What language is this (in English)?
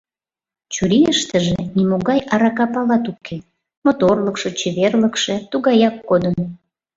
Mari